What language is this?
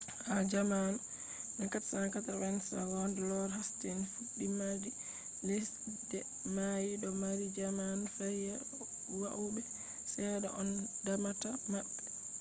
Fula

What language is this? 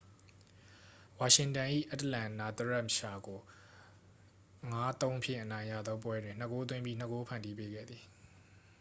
Burmese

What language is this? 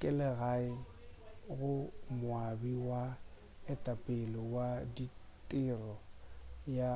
Northern Sotho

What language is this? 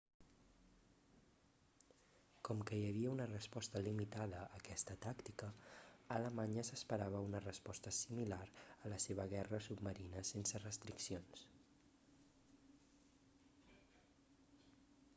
Catalan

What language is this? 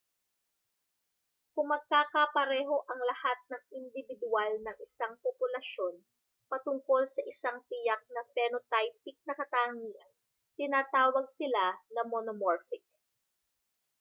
Filipino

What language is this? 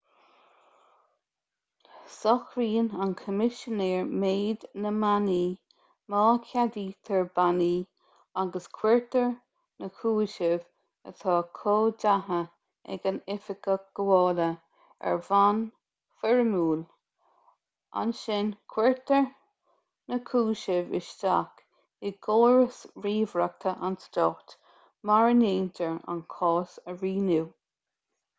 Irish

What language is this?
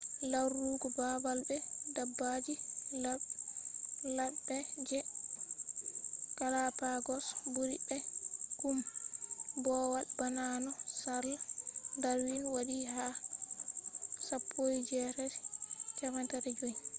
Fula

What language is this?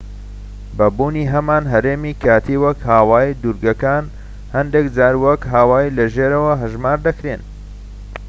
Central Kurdish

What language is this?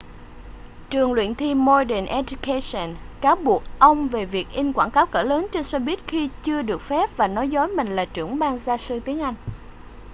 Vietnamese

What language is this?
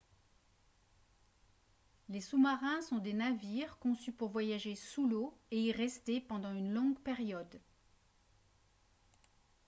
French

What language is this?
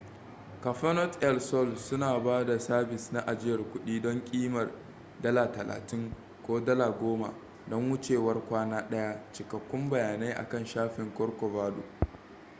Hausa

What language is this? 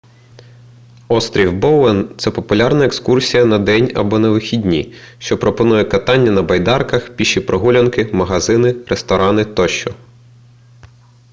Ukrainian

